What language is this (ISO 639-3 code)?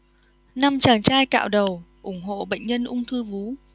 vie